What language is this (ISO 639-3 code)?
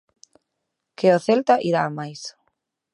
glg